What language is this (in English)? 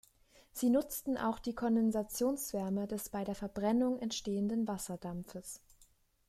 German